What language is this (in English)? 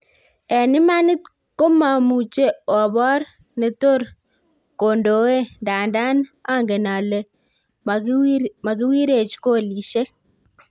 Kalenjin